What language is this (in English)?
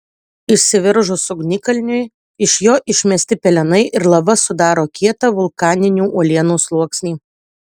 Lithuanian